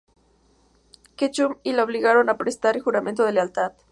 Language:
Spanish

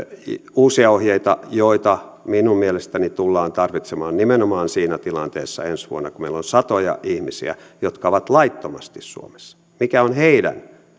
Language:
Finnish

